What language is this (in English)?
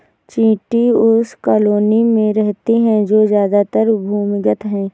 Hindi